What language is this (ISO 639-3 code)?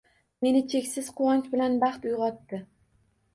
uzb